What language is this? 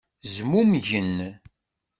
Kabyle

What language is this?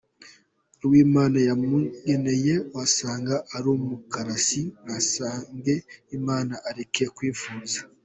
Kinyarwanda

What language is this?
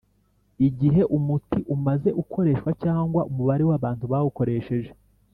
Kinyarwanda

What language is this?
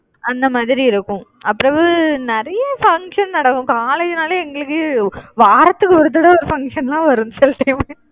Tamil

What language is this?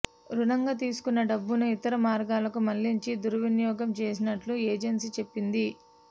Telugu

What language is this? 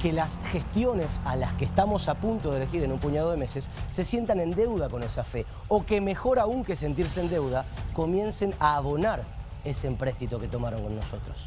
Spanish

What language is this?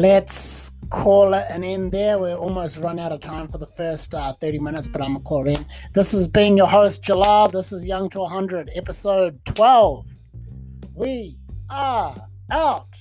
English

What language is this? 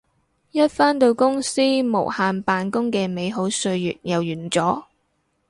Cantonese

